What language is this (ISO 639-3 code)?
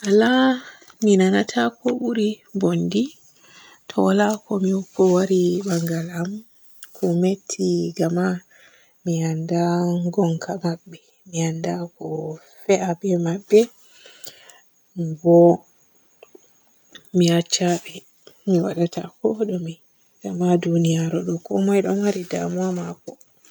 fue